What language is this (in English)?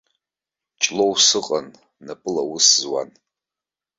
Abkhazian